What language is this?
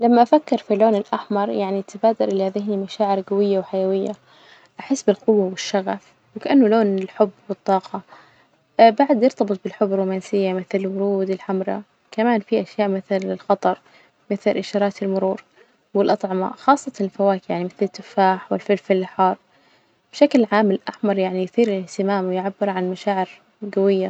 Najdi Arabic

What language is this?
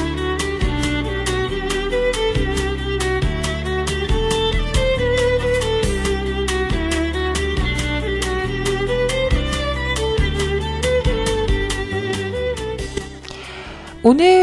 Korean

